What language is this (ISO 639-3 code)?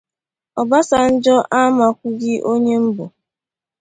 ibo